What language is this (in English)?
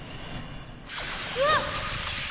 Japanese